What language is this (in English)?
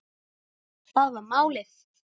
Icelandic